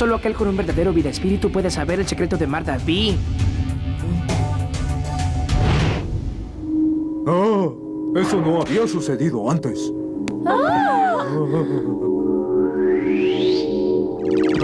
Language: Spanish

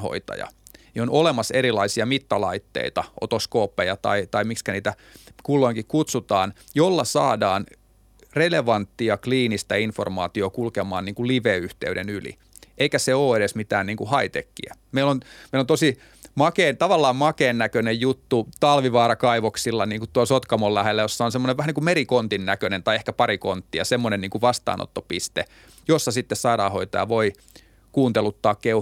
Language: Finnish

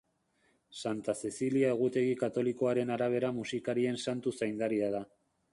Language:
Basque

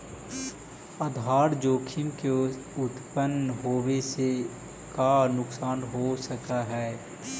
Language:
Magahi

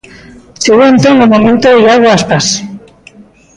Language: Galician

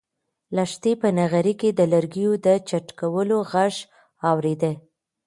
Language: Pashto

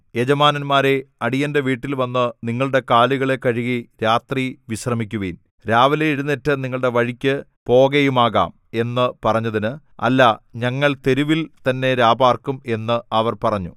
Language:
Malayalam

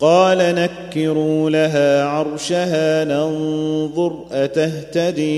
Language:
Arabic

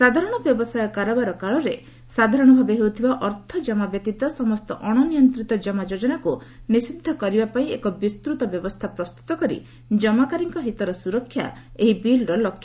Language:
Odia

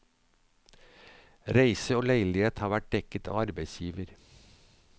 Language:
Norwegian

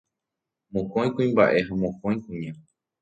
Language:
Guarani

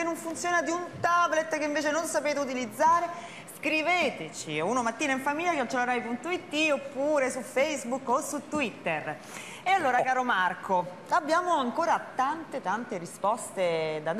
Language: Italian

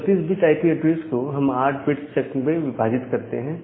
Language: Hindi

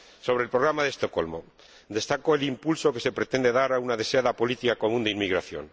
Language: Spanish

